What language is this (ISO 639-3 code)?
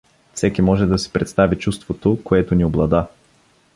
bul